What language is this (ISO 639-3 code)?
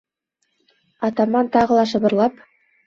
bak